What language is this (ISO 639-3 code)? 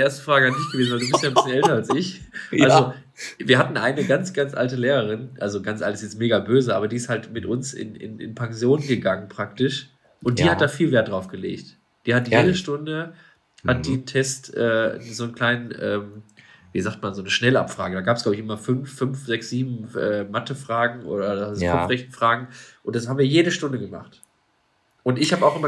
deu